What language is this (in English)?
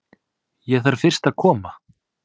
Icelandic